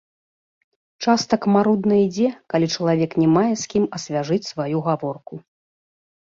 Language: Belarusian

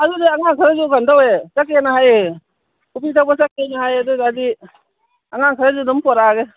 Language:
Manipuri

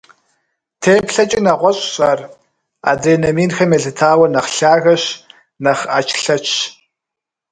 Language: Kabardian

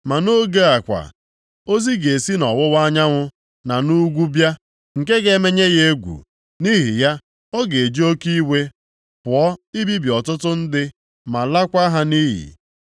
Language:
Igbo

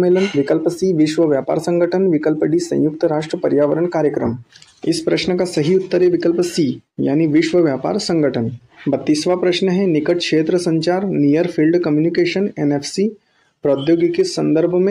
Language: Hindi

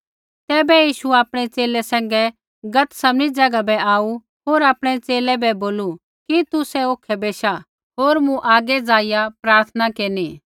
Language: Kullu Pahari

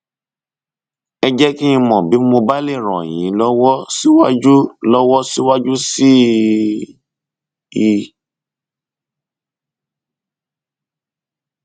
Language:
Yoruba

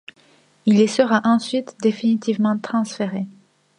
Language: French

